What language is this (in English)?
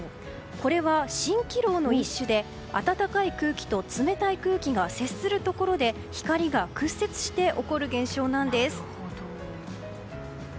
Japanese